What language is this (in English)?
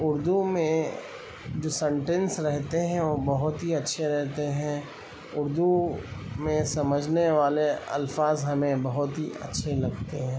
Urdu